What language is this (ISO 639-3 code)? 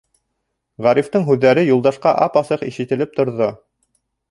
bak